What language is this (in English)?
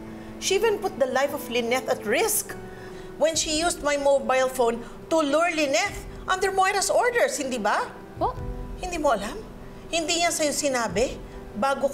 Filipino